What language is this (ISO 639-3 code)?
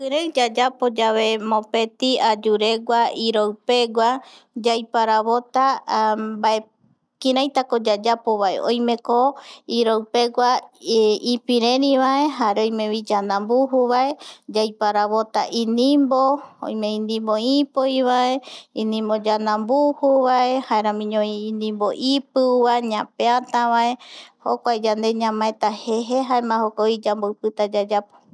gui